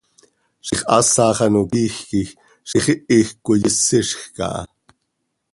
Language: Seri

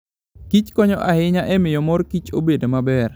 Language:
Luo (Kenya and Tanzania)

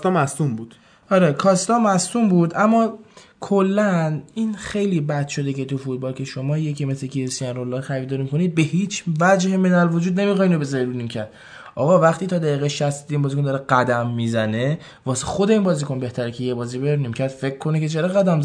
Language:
Persian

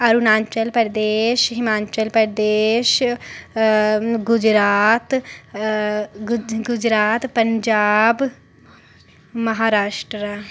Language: Dogri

